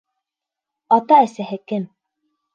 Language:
Bashkir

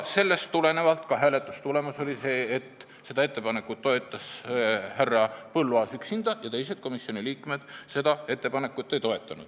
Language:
Estonian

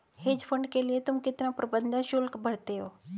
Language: Hindi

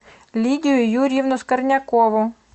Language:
Russian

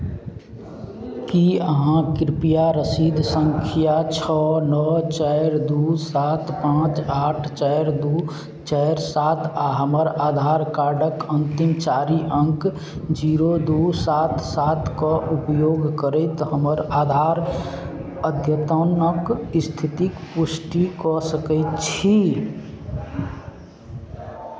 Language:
Maithili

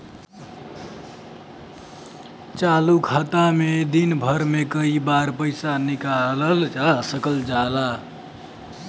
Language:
Bhojpuri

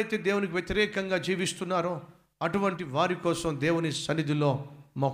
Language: Telugu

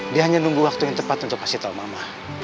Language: Indonesian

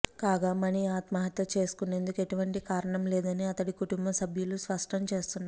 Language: Telugu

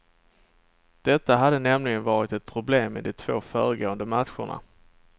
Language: Swedish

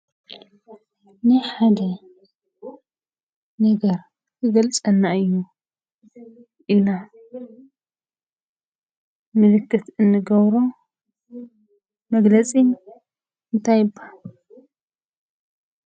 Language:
Tigrinya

